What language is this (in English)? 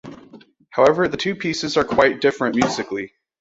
English